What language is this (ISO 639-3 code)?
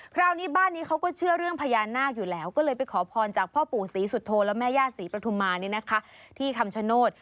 tha